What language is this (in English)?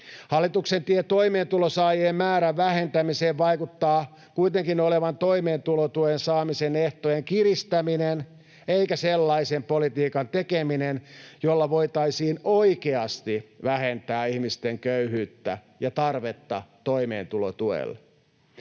Finnish